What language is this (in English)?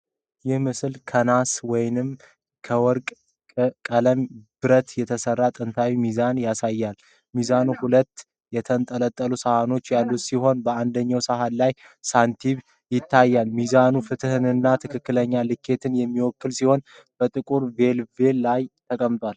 Amharic